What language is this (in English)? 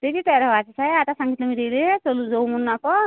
Marathi